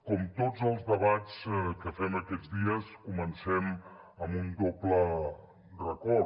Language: Catalan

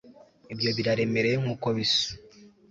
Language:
Kinyarwanda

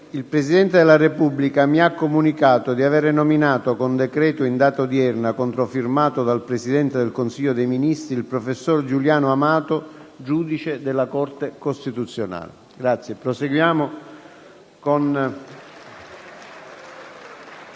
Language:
Italian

